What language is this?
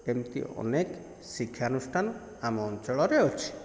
Odia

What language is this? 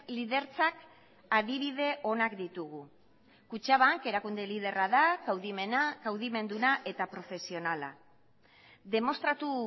Basque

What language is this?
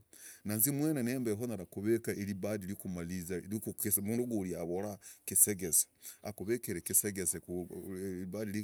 Logooli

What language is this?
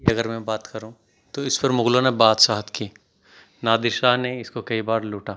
Urdu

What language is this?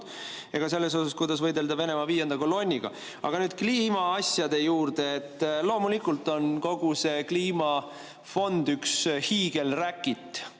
Estonian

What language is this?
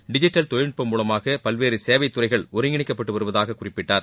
Tamil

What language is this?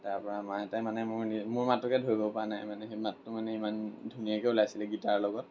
Assamese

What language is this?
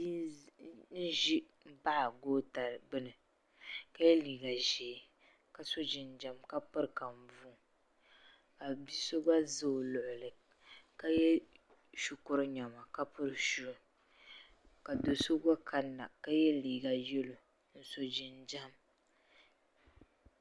Dagbani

